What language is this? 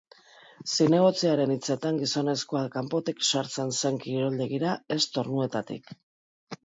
Basque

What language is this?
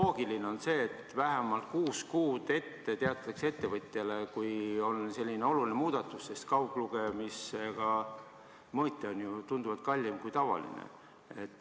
Estonian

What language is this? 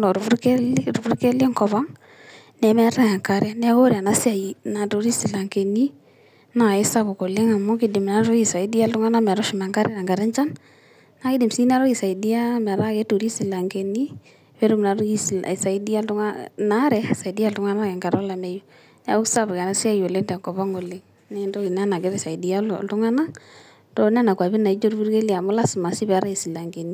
Masai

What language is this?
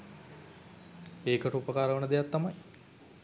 Sinhala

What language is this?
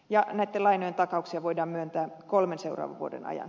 Finnish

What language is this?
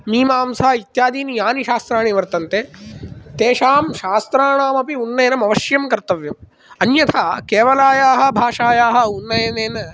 Sanskrit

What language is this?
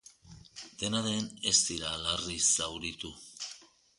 Basque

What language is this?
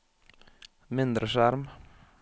Norwegian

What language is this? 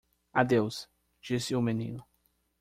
Portuguese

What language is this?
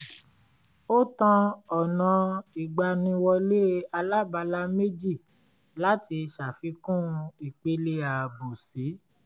Yoruba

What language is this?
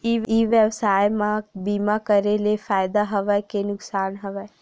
Chhattisgarhi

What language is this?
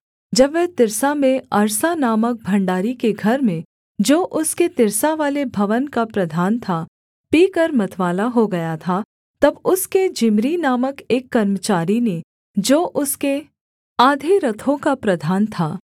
Hindi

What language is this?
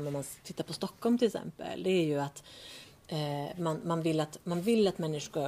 Swedish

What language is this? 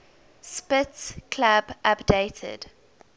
English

